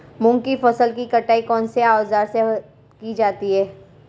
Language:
Hindi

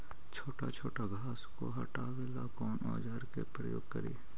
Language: Magahi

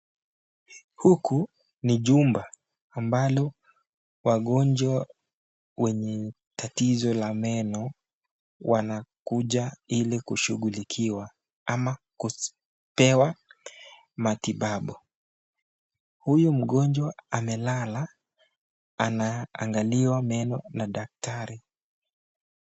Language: Swahili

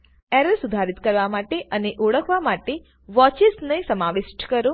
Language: Gujarati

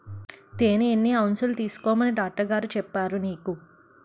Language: Telugu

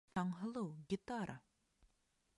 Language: Bashkir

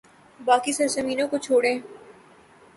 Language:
Urdu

